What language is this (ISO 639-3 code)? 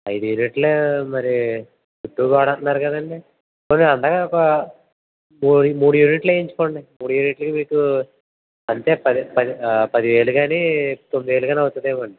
tel